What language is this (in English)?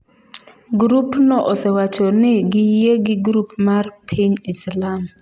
Luo (Kenya and Tanzania)